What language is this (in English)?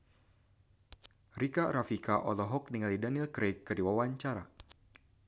Sundanese